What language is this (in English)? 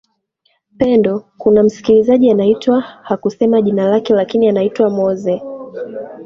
Swahili